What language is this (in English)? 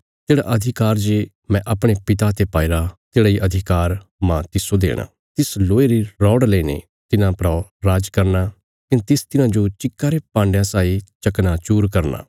Bilaspuri